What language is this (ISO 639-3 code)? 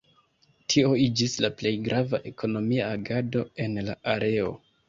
epo